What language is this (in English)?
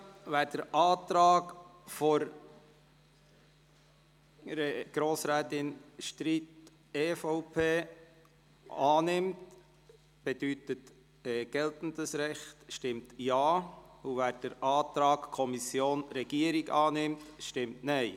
Swiss German